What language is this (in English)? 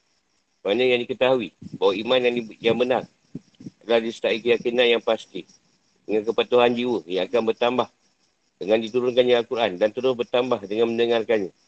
Malay